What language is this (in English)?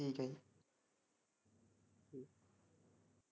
Punjabi